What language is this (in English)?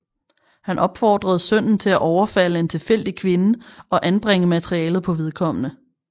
Danish